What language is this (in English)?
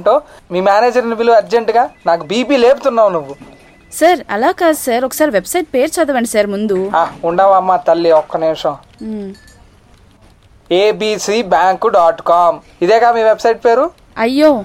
Telugu